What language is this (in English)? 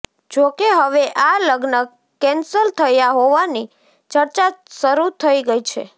Gujarati